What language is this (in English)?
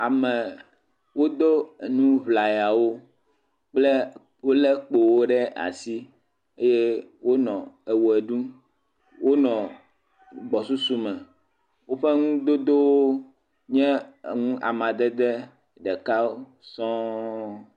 Ewe